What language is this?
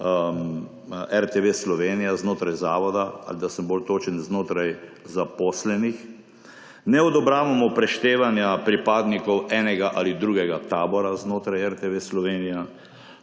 Slovenian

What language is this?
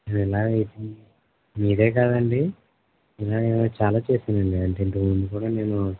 Telugu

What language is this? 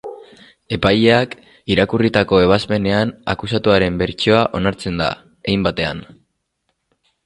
Basque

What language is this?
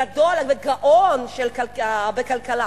Hebrew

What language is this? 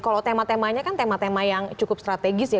Indonesian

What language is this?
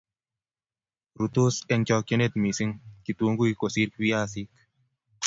Kalenjin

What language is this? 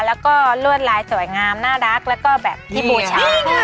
Thai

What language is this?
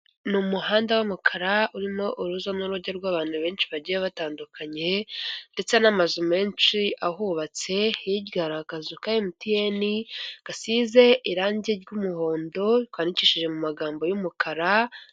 Kinyarwanda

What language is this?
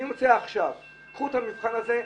Hebrew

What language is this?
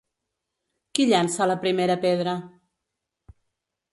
Catalan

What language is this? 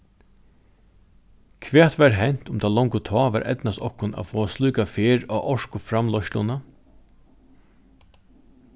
Faroese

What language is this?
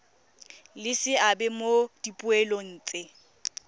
Tswana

